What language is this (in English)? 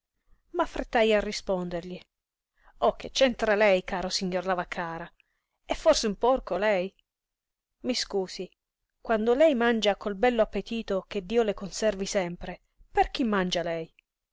Italian